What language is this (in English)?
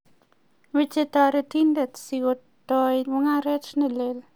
Kalenjin